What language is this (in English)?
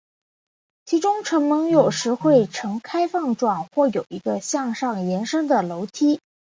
Chinese